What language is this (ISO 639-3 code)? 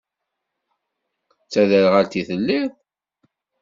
kab